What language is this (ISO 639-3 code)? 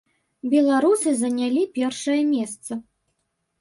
bel